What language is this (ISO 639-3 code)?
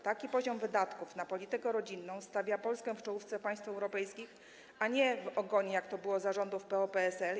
pol